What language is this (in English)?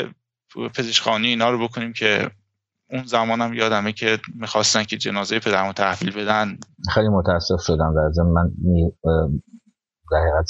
Persian